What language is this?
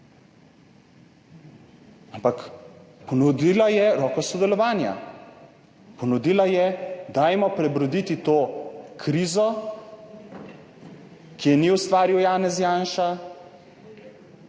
Slovenian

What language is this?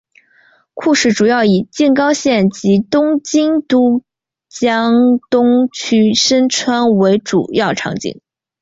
Chinese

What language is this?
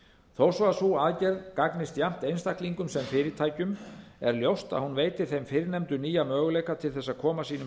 Icelandic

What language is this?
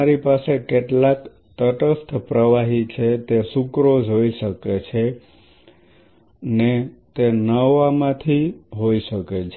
Gujarati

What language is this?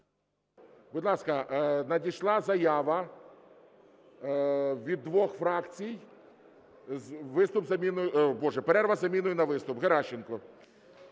Ukrainian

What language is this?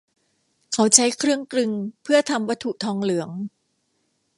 Thai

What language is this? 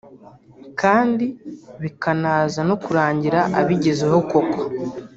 Kinyarwanda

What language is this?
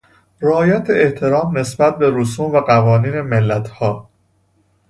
Persian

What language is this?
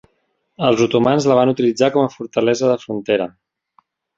Catalan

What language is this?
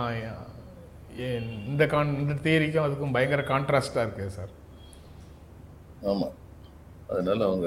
Tamil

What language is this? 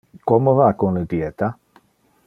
Interlingua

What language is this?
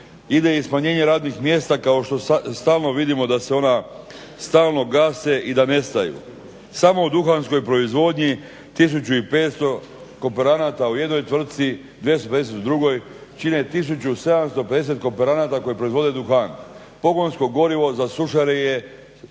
Croatian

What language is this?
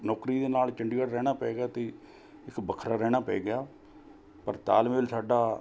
Punjabi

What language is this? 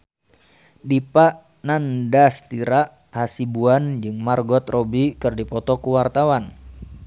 Sundanese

